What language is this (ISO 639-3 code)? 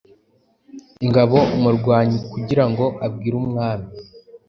kin